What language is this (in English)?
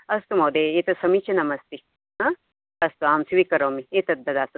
Sanskrit